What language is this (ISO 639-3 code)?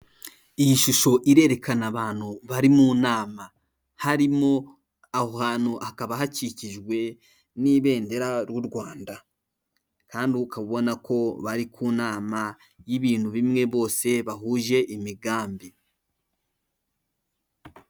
kin